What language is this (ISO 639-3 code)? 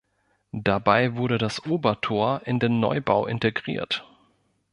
deu